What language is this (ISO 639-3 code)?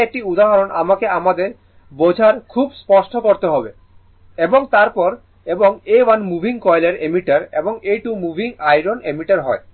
ben